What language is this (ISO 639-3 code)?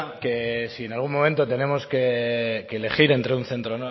spa